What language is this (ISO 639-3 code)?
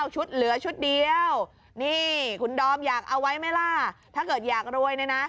tha